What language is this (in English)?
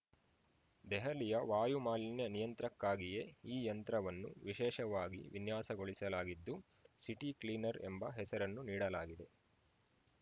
Kannada